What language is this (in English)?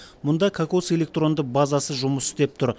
Kazakh